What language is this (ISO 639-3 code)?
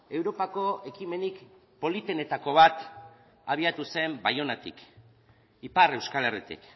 eus